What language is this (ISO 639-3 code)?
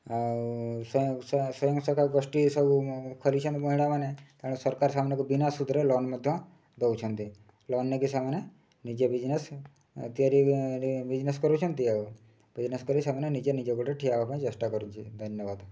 ori